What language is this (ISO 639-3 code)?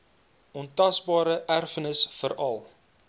afr